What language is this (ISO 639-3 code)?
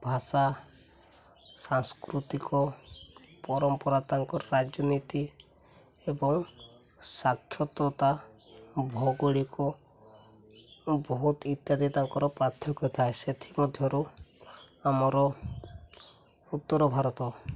ori